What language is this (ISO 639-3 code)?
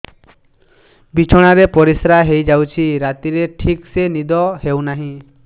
ori